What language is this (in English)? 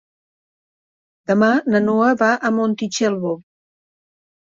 Catalan